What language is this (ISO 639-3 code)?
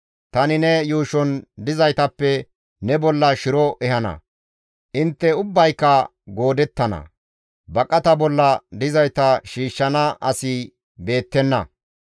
gmv